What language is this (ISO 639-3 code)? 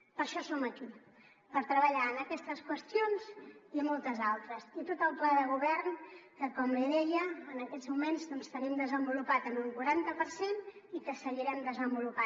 cat